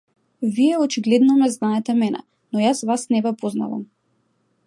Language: Macedonian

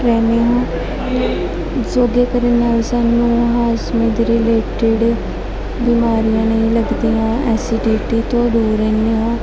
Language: Punjabi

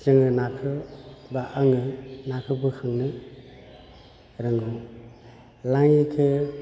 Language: Bodo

